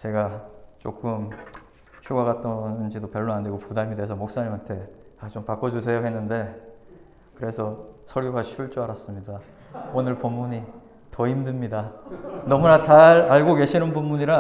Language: Korean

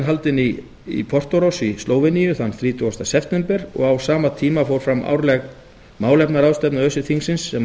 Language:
Icelandic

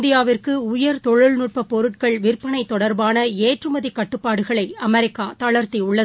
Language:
Tamil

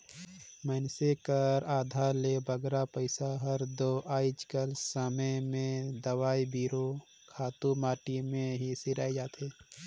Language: Chhattisgarhi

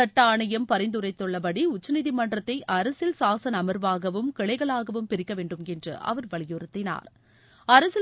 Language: Tamil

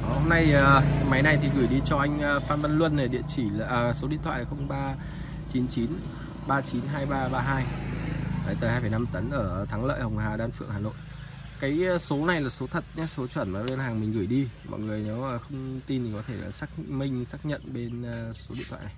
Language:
Vietnamese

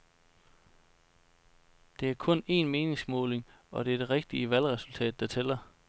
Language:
Danish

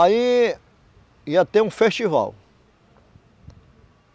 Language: Portuguese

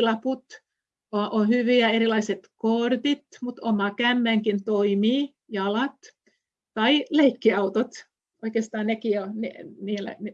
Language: Finnish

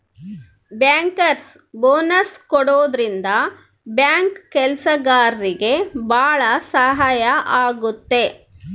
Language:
Kannada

